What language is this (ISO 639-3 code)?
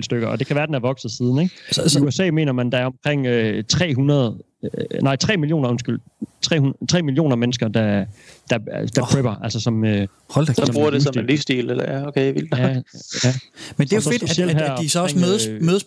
dan